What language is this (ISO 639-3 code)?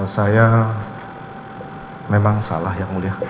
ind